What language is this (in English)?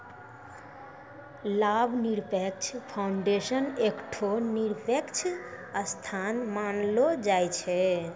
Maithili